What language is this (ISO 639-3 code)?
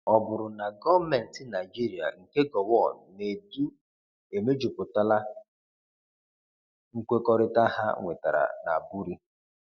ibo